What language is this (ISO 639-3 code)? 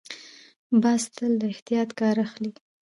pus